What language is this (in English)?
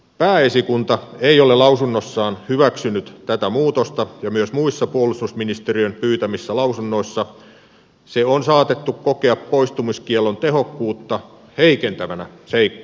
Finnish